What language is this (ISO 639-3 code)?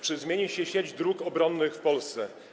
pol